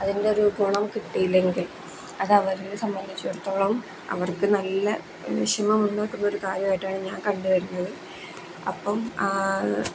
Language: Malayalam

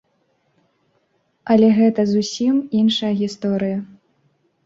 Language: Belarusian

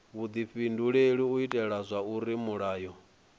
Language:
Venda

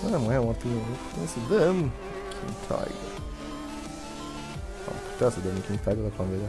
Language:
Romanian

